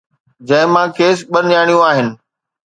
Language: Sindhi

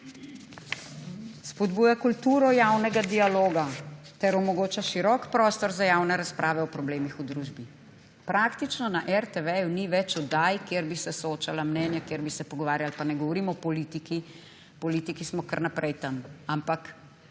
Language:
Slovenian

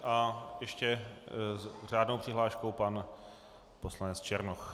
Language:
Czech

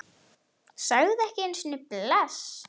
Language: Icelandic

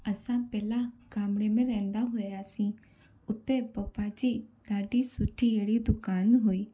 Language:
Sindhi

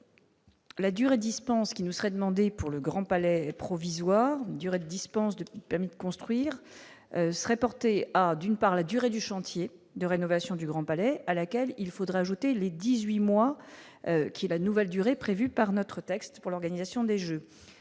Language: French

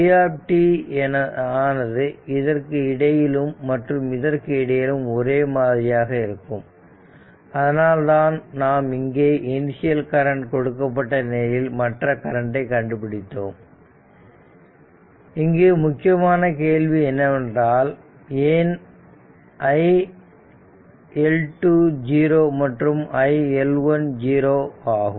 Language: Tamil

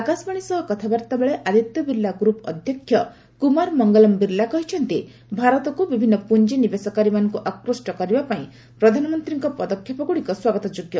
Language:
Odia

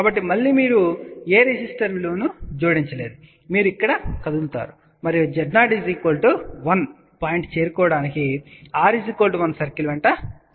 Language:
Telugu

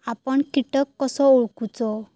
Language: Marathi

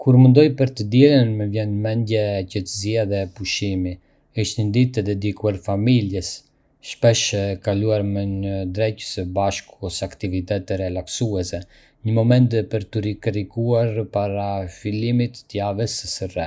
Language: Arbëreshë Albanian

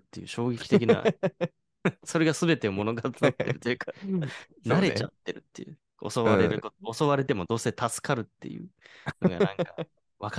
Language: Japanese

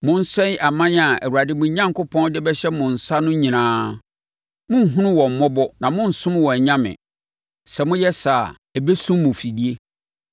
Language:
Akan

